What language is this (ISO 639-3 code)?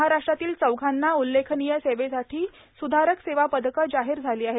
mar